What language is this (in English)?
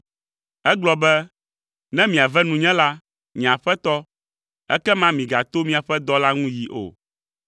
Ewe